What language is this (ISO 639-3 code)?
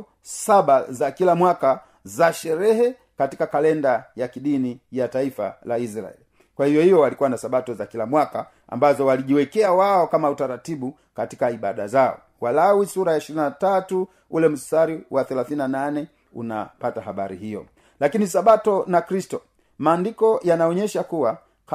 swa